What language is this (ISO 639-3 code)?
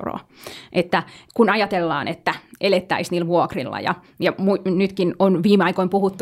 fin